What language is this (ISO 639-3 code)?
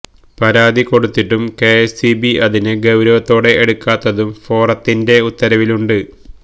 mal